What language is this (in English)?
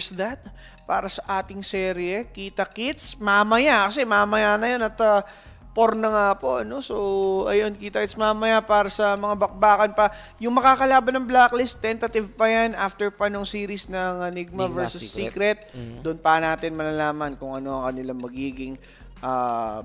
Filipino